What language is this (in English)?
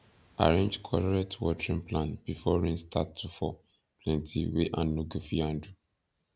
Nigerian Pidgin